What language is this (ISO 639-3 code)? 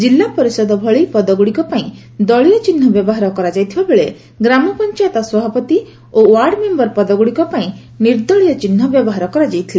ori